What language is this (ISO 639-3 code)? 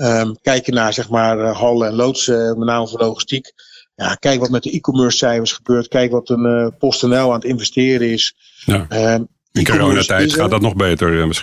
nld